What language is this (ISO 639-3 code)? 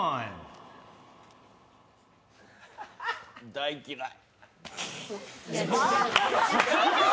jpn